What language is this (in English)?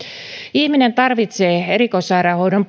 Finnish